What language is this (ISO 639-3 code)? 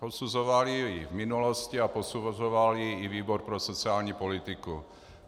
ces